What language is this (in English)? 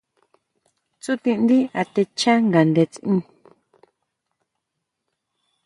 Huautla Mazatec